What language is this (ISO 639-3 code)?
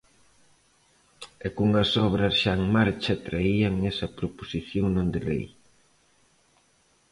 glg